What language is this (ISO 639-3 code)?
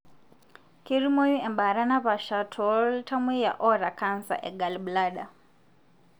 mas